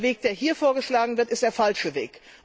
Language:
German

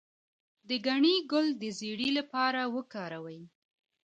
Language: Pashto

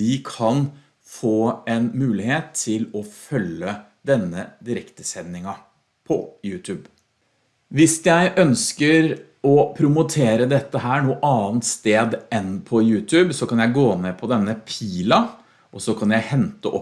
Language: Norwegian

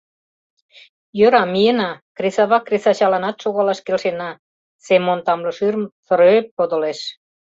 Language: Mari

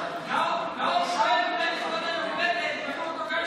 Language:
Hebrew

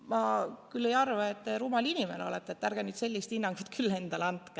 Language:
Estonian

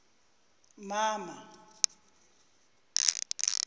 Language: Zulu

